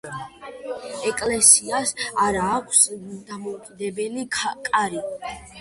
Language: Georgian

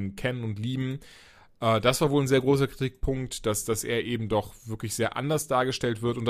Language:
German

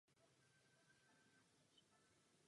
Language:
Czech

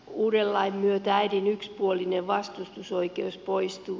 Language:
Finnish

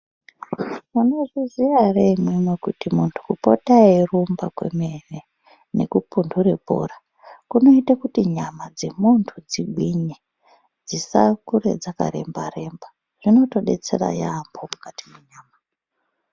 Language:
Ndau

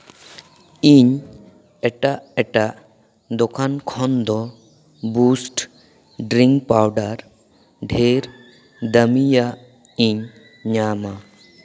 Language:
Santali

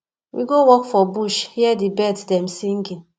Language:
Nigerian Pidgin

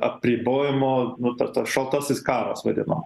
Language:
Lithuanian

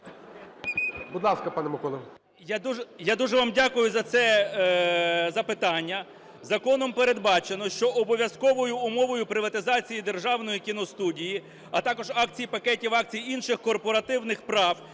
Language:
Ukrainian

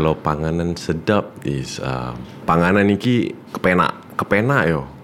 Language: Malay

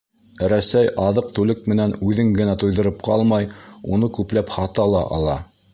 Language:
Bashkir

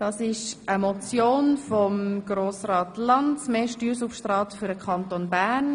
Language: Swiss German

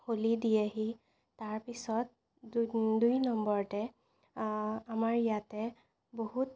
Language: Assamese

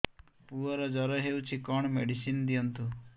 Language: Odia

